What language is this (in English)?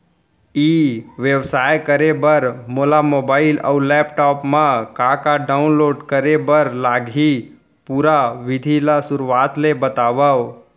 Chhattisgarhi